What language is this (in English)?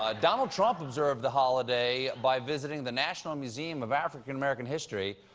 English